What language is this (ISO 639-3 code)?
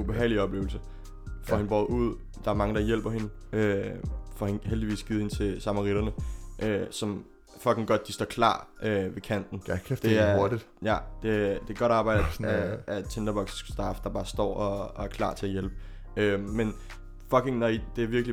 dan